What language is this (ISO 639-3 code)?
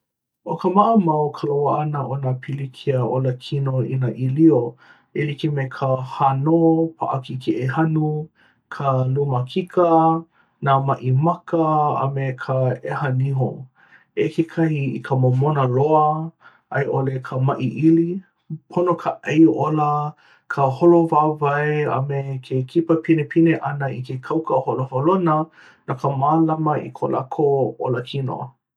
haw